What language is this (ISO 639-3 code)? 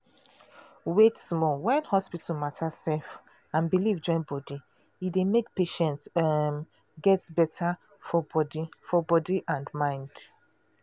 pcm